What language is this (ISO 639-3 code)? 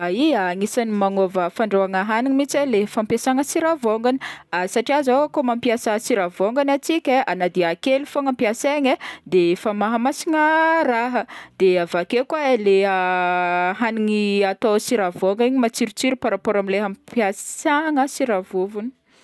bmm